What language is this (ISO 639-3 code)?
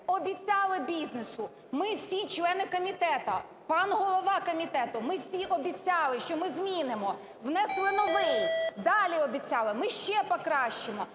ukr